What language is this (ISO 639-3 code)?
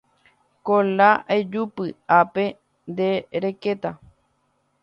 grn